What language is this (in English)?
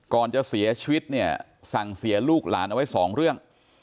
Thai